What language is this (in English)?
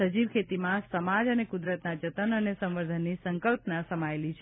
Gujarati